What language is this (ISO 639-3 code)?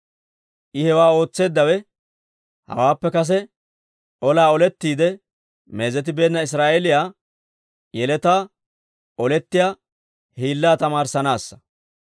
dwr